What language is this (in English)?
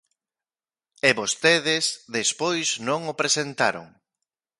Galician